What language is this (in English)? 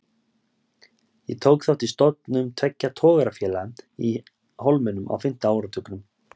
Icelandic